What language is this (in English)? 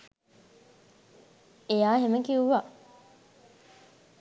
Sinhala